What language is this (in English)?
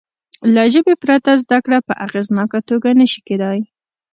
Pashto